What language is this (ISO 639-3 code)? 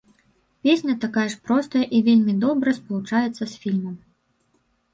bel